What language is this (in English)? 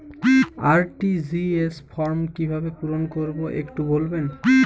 Bangla